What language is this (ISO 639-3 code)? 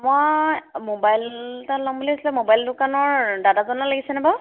asm